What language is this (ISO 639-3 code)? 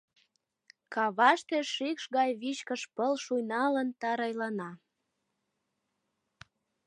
chm